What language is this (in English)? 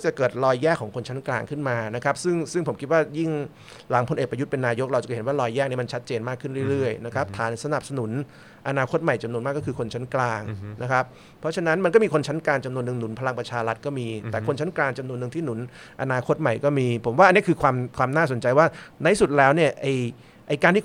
Thai